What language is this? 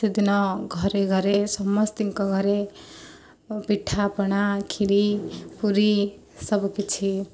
Odia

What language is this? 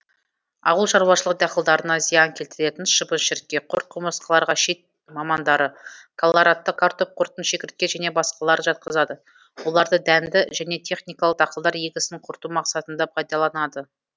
Kazakh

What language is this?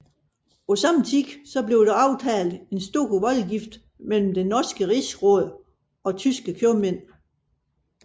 Danish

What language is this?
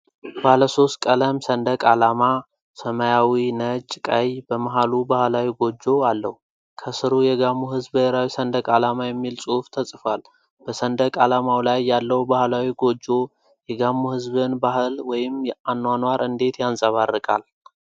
Amharic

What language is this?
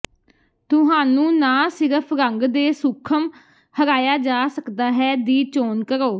Punjabi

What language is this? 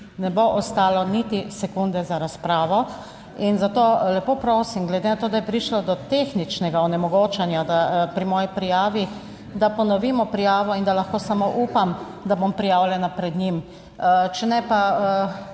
Slovenian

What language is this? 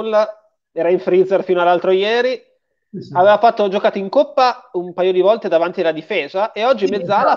Italian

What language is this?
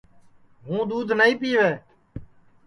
Sansi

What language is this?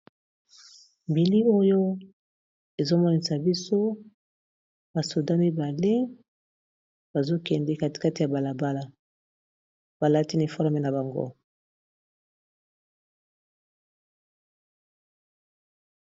Lingala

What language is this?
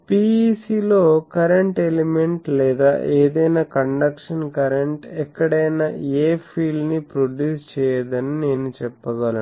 Telugu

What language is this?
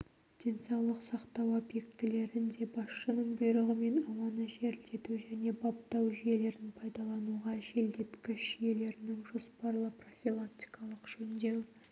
Kazakh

